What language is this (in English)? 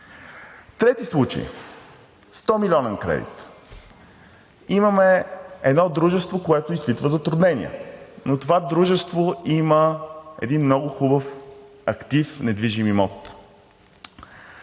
Bulgarian